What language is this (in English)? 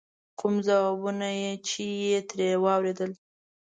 Pashto